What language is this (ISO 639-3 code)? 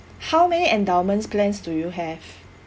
eng